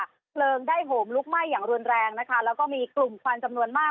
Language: Thai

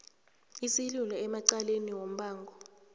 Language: South Ndebele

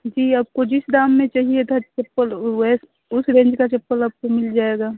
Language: Hindi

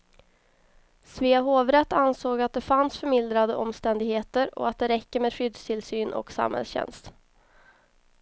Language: Swedish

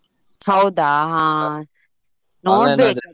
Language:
Kannada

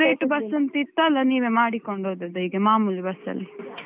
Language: Kannada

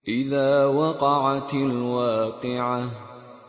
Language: Arabic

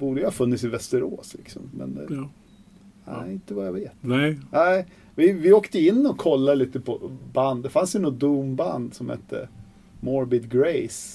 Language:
Swedish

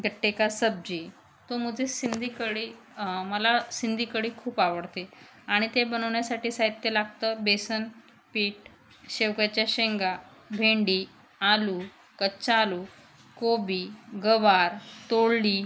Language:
Marathi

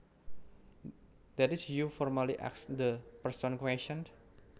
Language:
Javanese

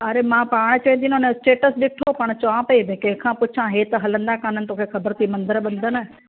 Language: Sindhi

